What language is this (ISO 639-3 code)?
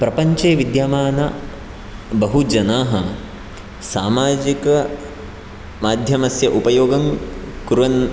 san